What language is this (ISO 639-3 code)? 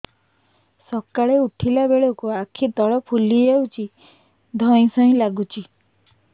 ori